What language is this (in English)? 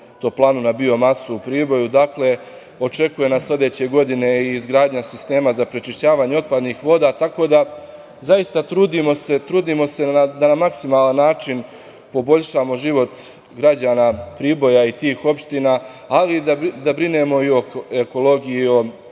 Serbian